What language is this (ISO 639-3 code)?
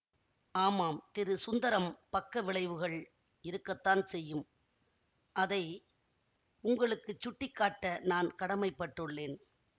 tam